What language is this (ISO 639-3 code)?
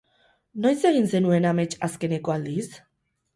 eus